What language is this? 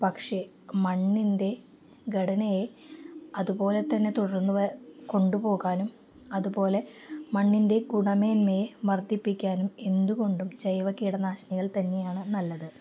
Malayalam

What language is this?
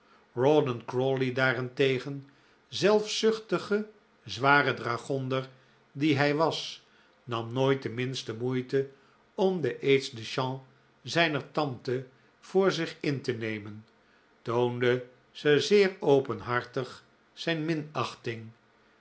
Dutch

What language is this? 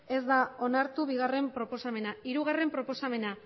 Basque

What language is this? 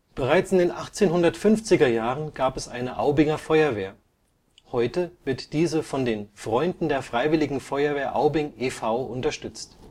German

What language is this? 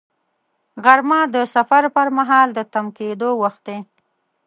Pashto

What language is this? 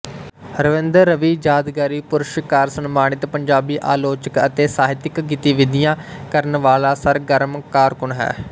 Punjabi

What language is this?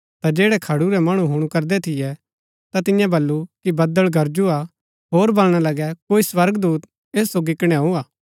Gaddi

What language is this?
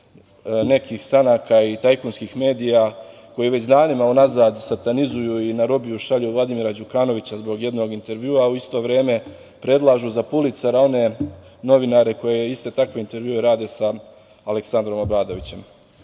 Serbian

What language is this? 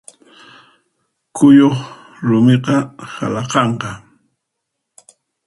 Puno Quechua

